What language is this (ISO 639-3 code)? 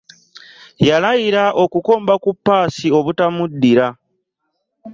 lug